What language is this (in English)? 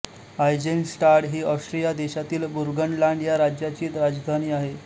Marathi